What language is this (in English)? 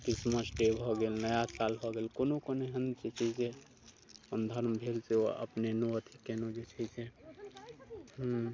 Maithili